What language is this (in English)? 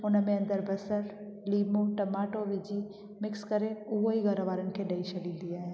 Sindhi